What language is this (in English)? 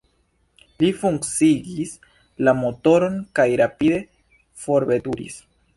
Esperanto